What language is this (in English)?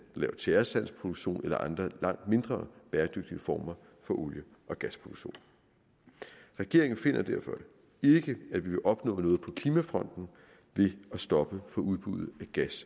Danish